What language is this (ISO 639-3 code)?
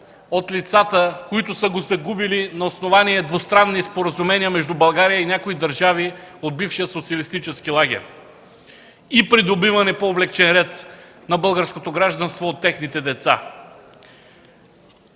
bul